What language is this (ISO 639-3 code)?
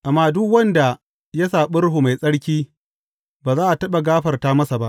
hau